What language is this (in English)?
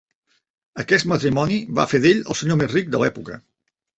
Catalan